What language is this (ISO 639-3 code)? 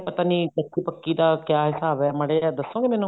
pan